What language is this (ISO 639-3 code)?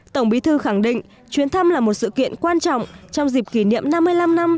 vie